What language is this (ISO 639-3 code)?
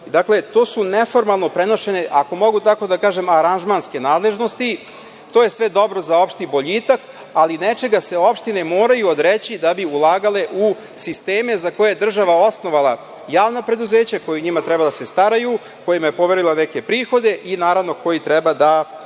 srp